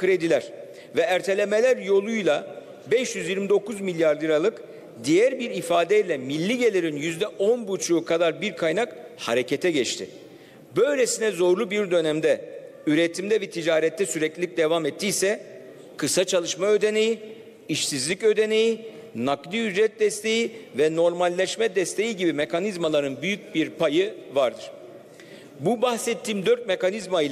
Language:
Turkish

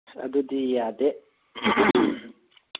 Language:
Manipuri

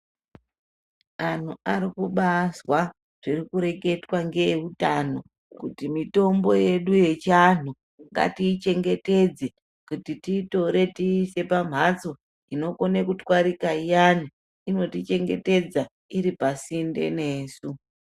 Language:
Ndau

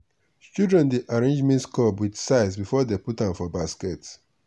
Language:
Nigerian Pidgin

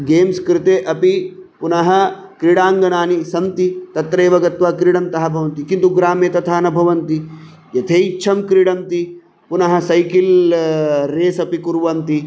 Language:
Sanskrit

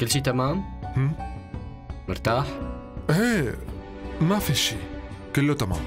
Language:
Arabic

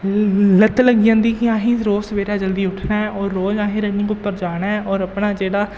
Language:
Dogri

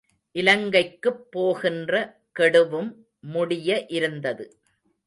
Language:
Tamil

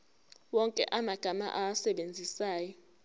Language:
Zulu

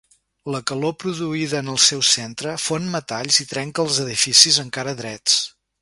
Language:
Catalan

